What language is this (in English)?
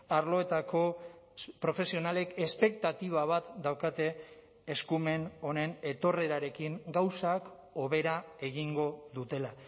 Basque